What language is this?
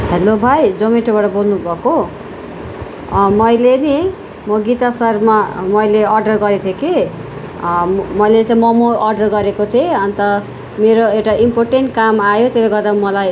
Nepali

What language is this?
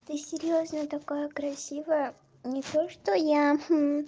Russian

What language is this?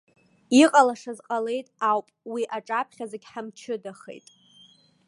Abkhazian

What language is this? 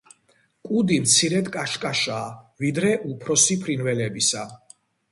Georgian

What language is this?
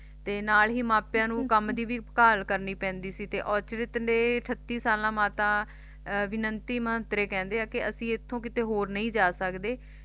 Punjabi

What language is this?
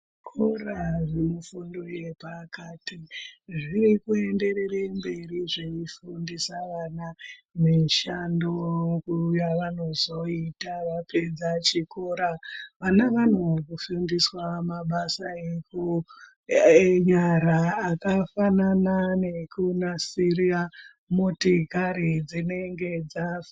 Ndau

